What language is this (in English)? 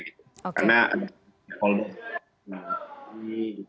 Indonesian